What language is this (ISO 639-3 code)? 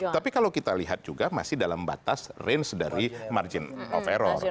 ind